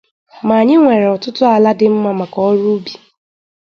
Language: Igbo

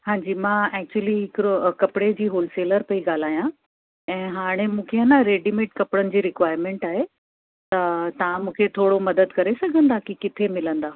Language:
Sindhi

